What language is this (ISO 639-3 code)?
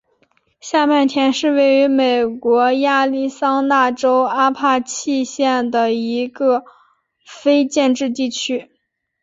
zho